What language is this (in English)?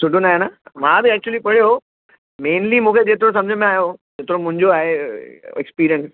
Sindhi